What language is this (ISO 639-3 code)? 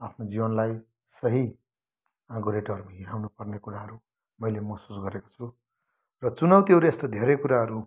nep